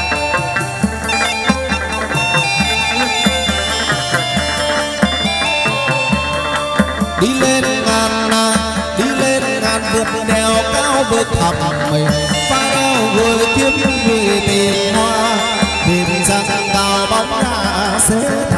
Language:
Thai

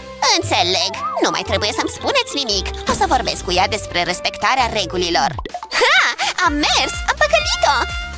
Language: Romanian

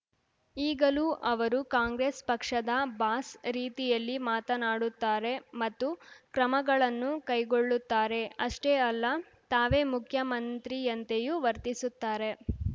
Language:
Kannada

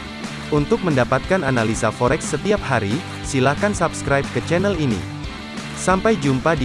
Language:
Indonesian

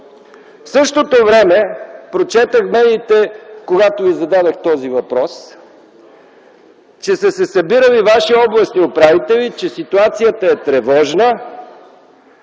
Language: Bulgarian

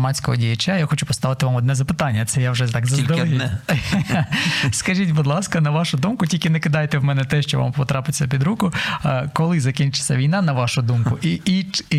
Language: Ukrainian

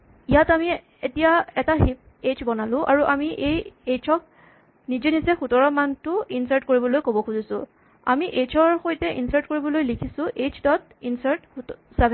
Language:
Assamese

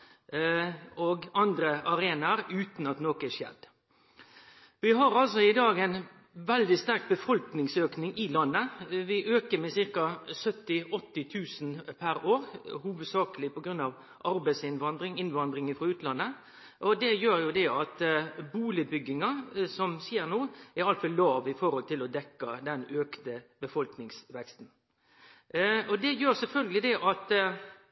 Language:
Norwegian Nynorsk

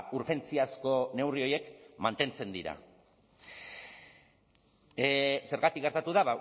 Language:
Basque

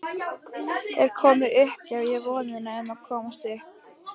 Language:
Icelandic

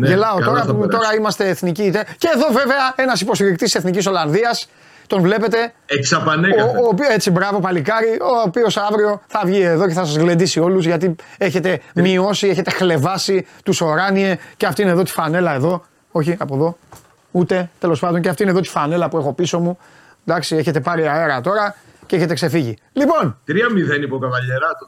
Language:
Greek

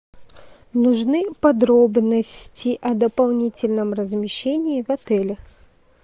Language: Russian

